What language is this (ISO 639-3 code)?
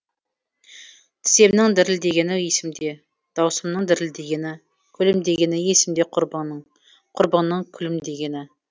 kaz